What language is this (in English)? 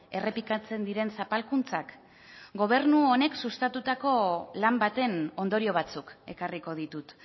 Basque